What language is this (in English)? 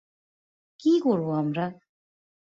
Bangla